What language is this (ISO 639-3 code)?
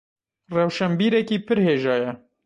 kur